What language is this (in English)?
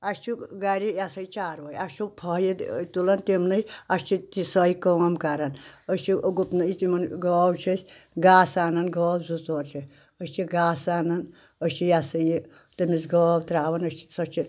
Kashmiri